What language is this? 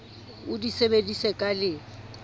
Southern Sotho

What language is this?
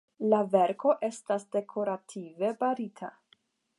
Esperanto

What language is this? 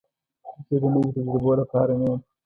Pashto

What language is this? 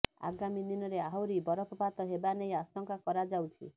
Odia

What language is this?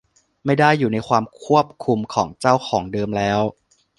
Thai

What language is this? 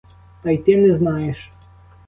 Ukrainian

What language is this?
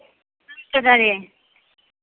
Maithili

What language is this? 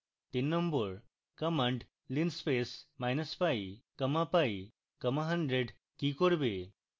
Bangla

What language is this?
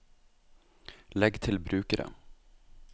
Norwegian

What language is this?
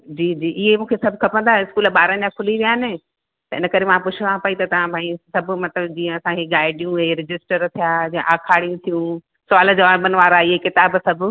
Sindhi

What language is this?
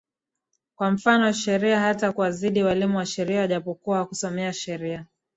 Swahili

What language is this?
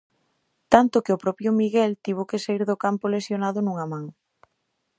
Galician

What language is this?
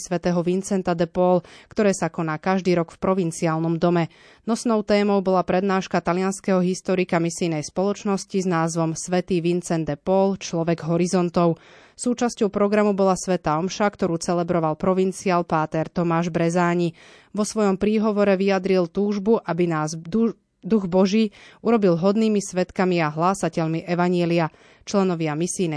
Slovak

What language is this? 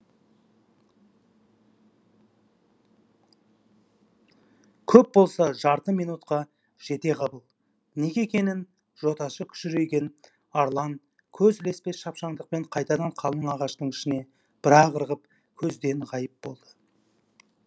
Kazakh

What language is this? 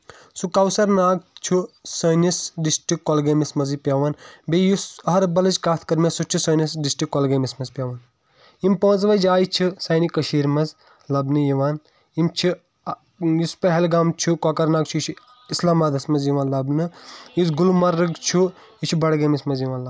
Kashmiri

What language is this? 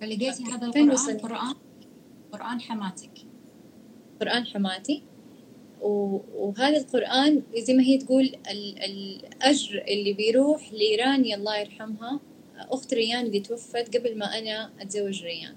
Arabic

